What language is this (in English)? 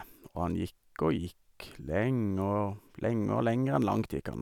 Norwegian